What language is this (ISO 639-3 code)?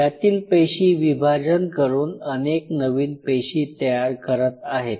mar